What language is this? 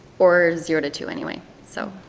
English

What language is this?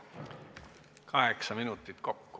Estonian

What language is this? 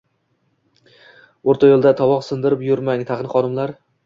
Uzbek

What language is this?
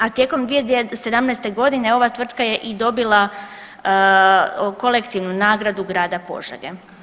Croatian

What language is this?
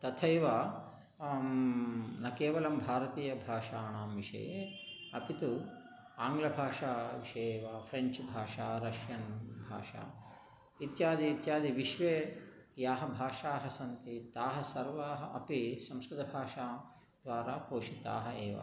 Sanskrit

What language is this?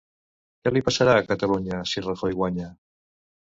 Catalan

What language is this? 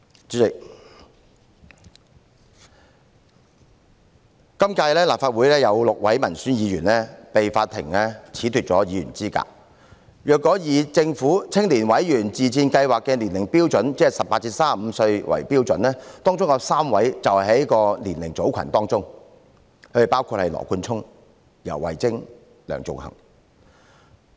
Cantonese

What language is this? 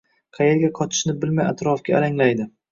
Uzbek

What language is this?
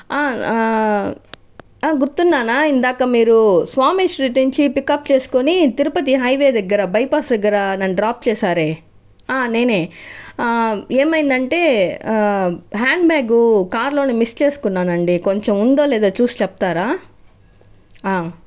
Telugu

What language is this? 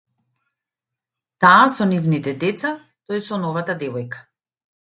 Macedonian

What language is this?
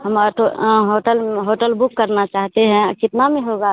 Hindi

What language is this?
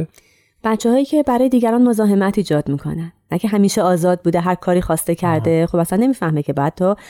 Persian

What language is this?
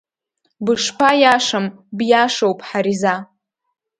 Abkhazian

